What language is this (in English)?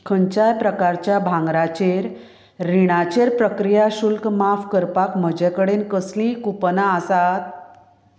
Konkani